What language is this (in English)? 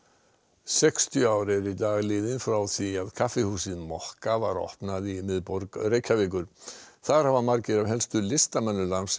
Icelandic